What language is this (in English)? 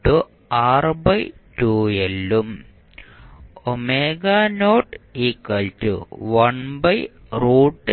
Malayalam